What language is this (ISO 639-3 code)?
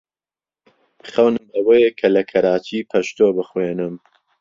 ckb